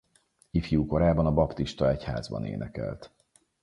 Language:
Hungarian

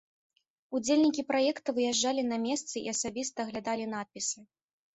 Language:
Belarusian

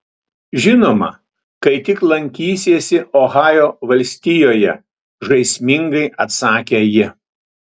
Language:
Lithuanian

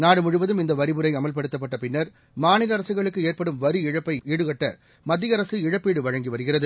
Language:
Tamil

